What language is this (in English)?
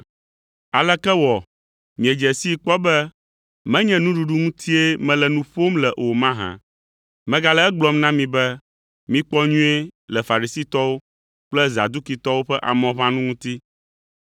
Ewe